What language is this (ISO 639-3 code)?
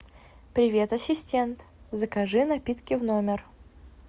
rus